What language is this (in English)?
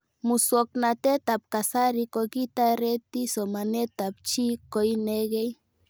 Kalenjin